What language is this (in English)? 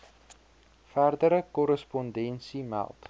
Afrikaans